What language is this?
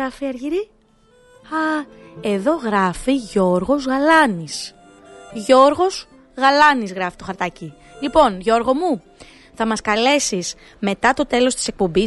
Greek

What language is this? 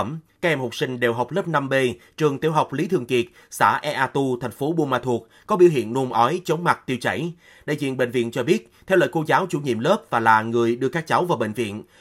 Vietnamese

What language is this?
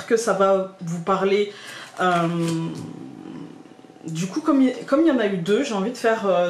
French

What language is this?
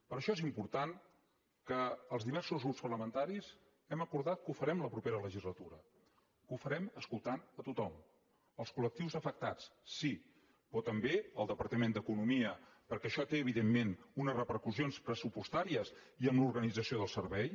Catalan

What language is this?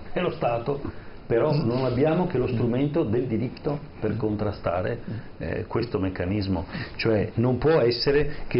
Italian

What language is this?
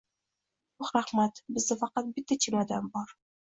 Uzbek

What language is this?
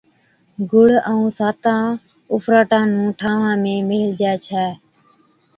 Od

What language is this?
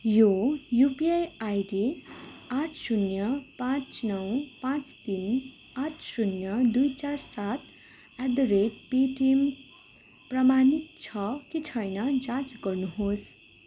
Nepali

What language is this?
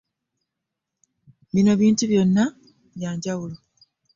Ganda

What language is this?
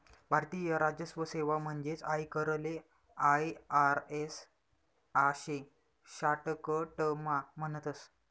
Marathi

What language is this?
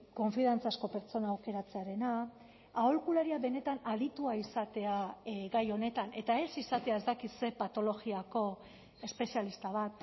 Basque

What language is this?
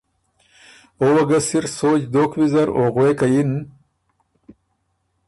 Ormuri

